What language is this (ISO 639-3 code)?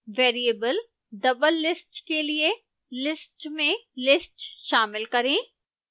hin